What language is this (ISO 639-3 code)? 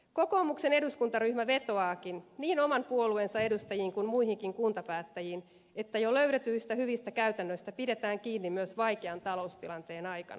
fin